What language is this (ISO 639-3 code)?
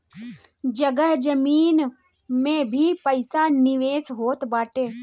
bho